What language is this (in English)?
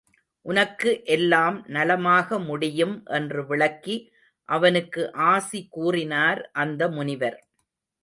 Tamil